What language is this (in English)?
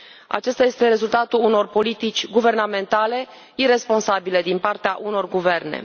Romanian